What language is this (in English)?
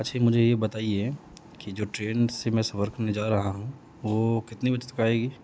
Urdu